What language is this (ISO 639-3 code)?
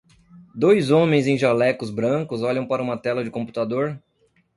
por